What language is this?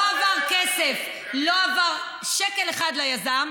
Hebrew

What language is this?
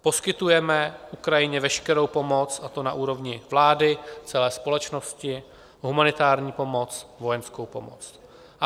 Czech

